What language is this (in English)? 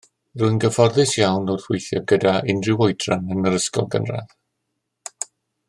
Welsh